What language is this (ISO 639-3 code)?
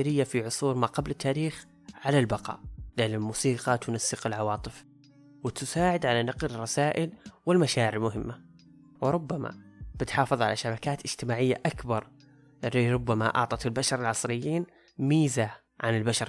ara